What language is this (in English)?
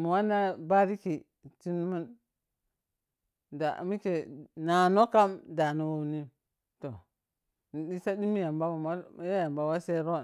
Piya-Kwonci